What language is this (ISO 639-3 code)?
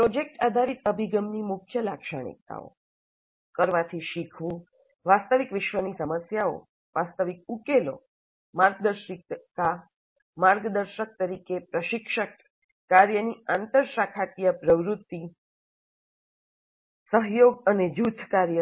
guj